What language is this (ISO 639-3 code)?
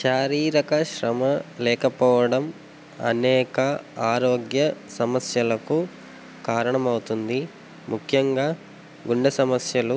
tel